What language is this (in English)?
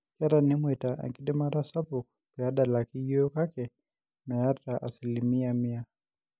Masai